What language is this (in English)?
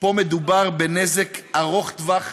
Hebrew